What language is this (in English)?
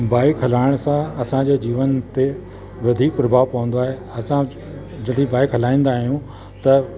Sindhi